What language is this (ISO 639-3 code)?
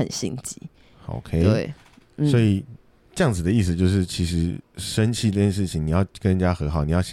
zho